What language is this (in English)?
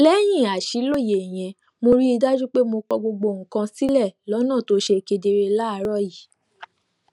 Yoruba